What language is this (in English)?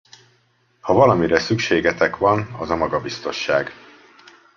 Hungarian